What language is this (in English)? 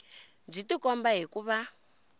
Tsonga